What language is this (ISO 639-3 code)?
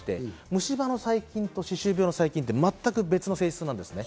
jpn